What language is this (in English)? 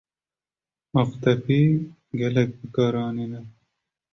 Kurdish